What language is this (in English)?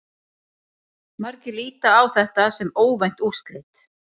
Icelandic